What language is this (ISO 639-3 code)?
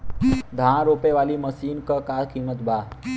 bho